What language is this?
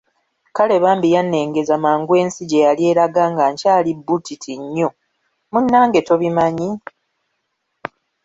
Ganda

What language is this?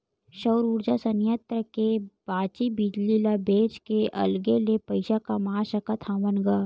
Chhattisgarhi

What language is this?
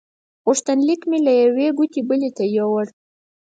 Pashto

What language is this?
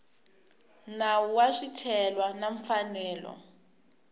Tsonga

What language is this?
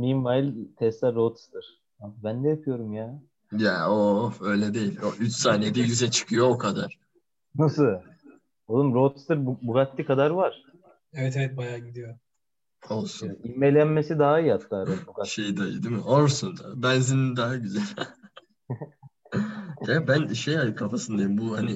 Turkish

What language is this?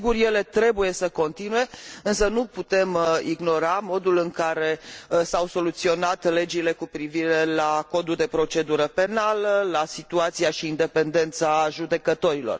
Romanian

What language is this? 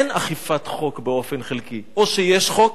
Hebrew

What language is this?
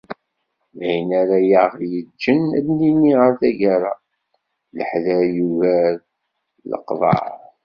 Kabyle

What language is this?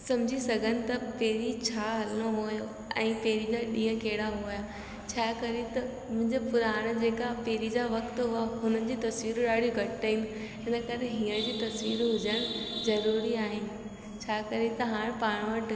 Sindhi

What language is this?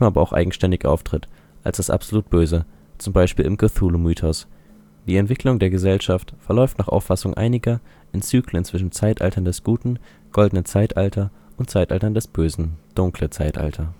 German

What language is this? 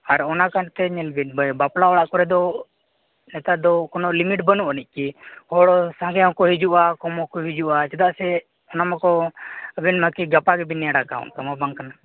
Santali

